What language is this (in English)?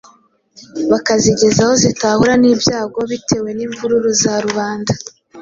Kinyarwanda